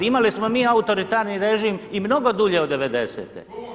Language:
Croatian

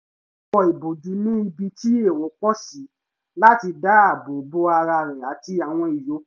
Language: Yoruba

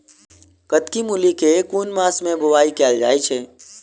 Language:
Maithili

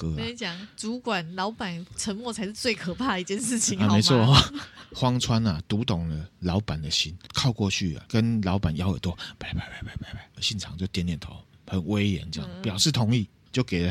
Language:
Chinese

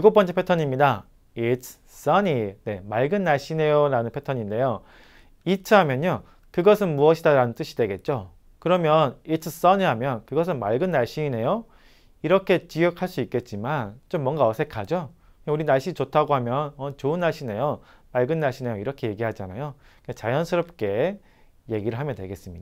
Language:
Korean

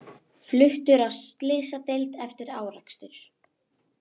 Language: Icelandic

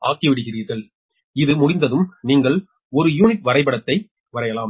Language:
Tamil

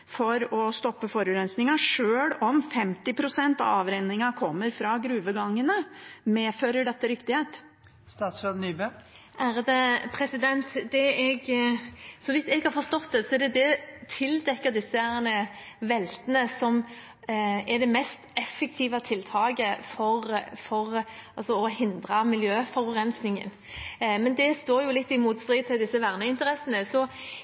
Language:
Norwegian Bokmål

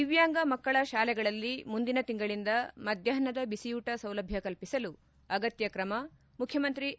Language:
Kannada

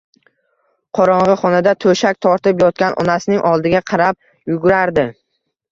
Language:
Uzbek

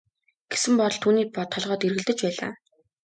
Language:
Mongolian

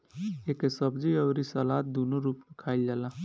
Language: Bhojpuri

